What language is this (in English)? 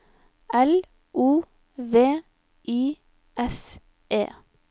Norwegian